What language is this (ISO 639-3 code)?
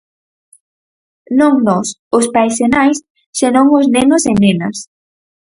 glg